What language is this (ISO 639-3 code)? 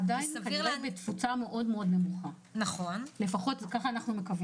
heb